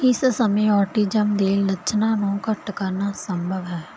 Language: Punjabi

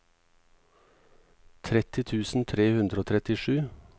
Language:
Norwegian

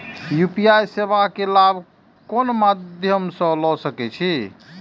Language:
Maithili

